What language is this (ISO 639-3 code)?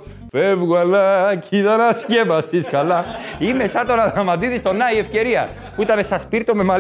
ell